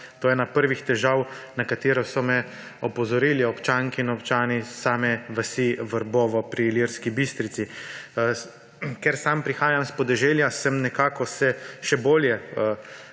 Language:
Slovenian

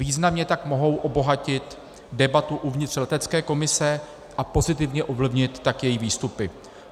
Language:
Czech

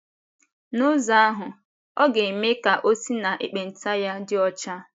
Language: Igbo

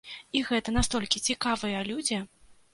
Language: Belarusian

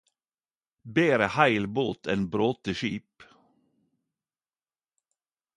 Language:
Norwegian Nynorsk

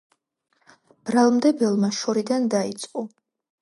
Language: Georgian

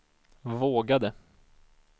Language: Swedish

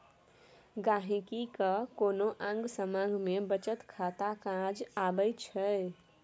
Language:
Maithili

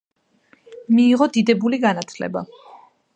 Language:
Georgian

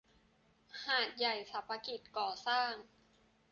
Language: Thai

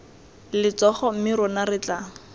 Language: Tswana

